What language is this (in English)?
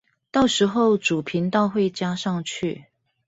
Chinese